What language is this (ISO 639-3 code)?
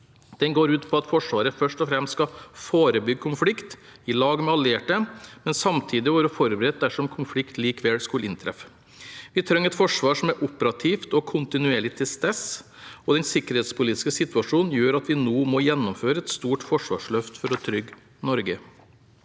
nor